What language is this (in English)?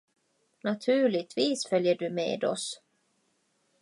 Swedish